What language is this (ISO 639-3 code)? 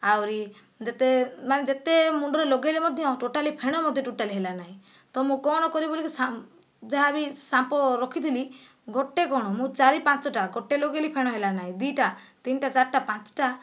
ori